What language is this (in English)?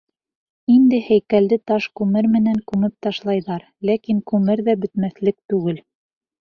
Bashkir